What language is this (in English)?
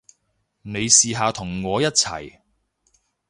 Cantonese